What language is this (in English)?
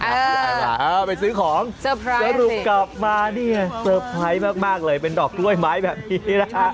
Thai